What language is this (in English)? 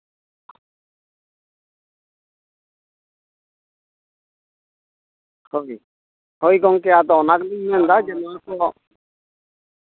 Santali